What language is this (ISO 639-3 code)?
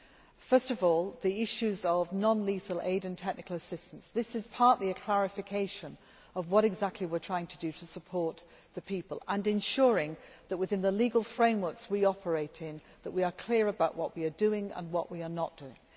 eng